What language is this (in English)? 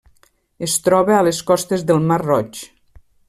Catalan